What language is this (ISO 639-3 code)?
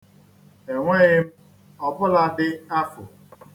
ibo